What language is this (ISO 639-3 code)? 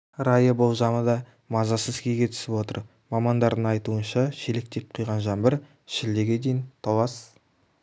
kaz